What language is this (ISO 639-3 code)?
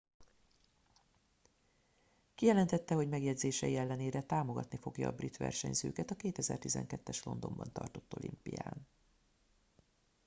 hun